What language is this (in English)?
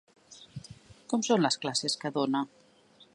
Catalan